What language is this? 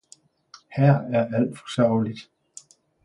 Danish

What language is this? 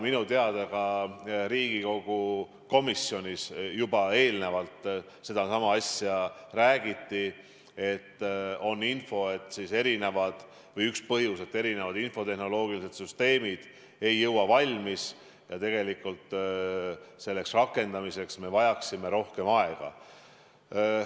Estonian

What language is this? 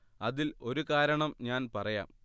Malayalam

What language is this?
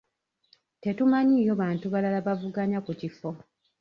Ganda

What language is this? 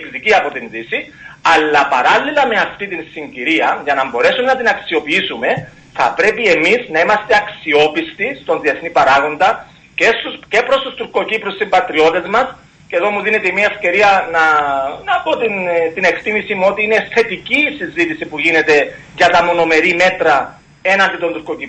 Greek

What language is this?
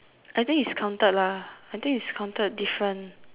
English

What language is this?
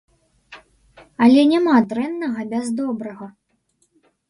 Belarusian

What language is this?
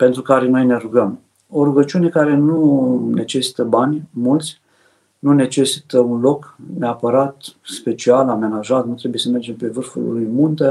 Romanian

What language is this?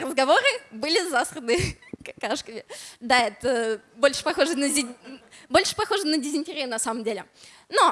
Russian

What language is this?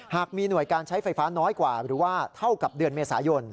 Thai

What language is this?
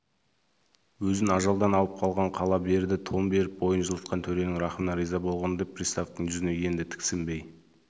Kazakh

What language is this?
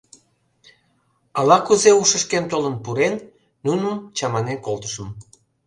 Mari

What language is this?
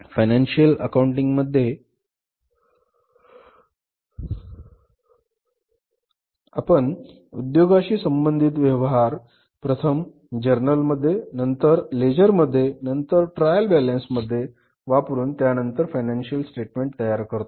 Marathi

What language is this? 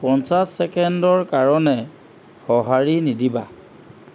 Assamese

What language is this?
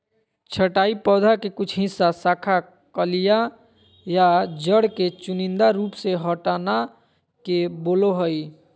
Magahi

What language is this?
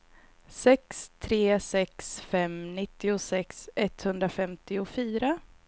Swedish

